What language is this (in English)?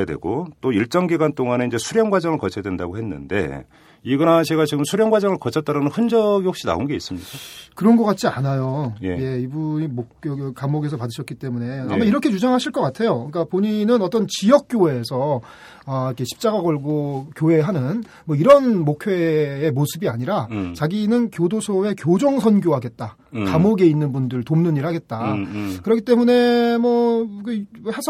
Korean